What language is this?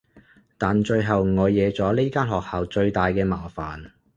Cantonese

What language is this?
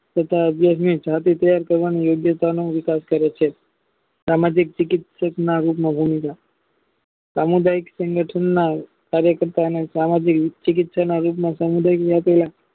Gujarati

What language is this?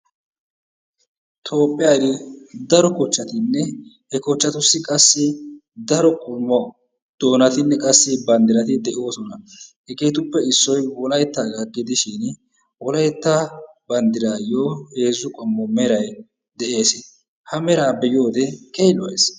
Wolaytta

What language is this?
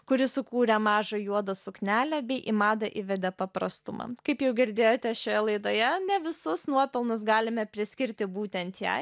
Lithuanian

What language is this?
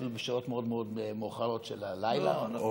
Hebrew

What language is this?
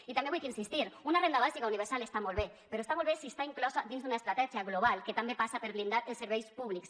Catalan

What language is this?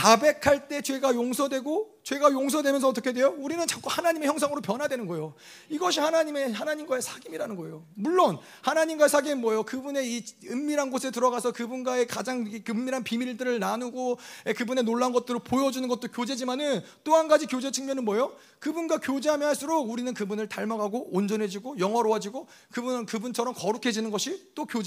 Korean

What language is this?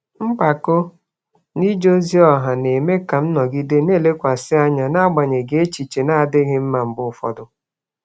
Igbo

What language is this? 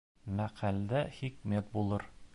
Bashkir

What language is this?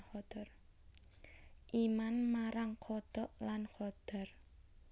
Javanese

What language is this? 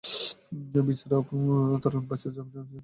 Bangla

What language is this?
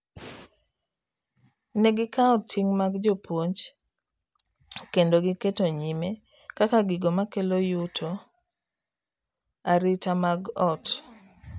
Luo (Kenya and Tanzania)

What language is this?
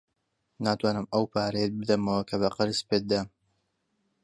Central Kurdish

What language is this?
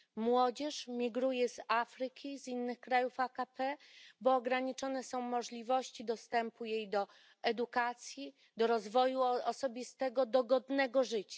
Polish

